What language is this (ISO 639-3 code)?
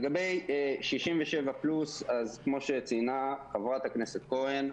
heb